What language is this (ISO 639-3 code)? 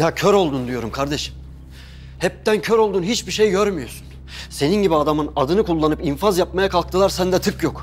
tur